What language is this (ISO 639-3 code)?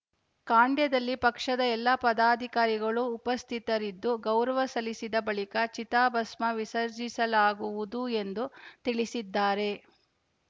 kan